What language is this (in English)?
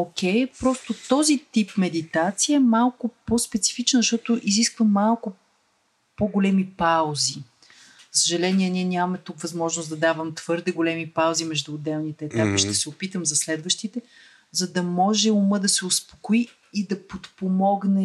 Bulgarian